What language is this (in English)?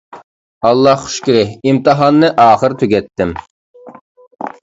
Uyghur